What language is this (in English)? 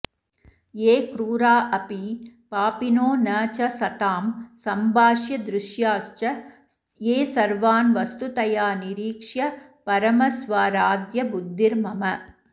Sanskrit